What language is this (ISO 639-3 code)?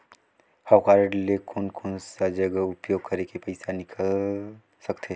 hne